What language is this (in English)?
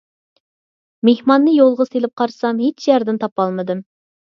Uyghur